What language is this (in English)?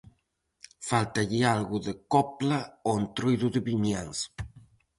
Galician